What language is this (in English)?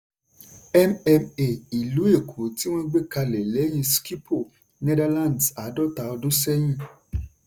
Yoruba